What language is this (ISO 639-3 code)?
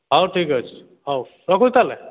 ori